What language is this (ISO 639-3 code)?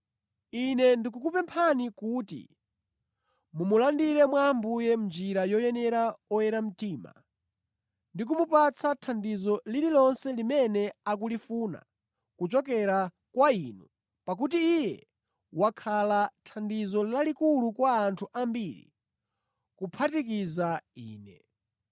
nya